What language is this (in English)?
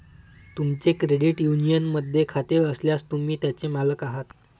Marathi